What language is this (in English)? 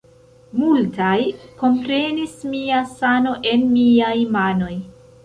Esperanto